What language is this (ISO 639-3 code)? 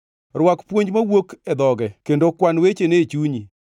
luo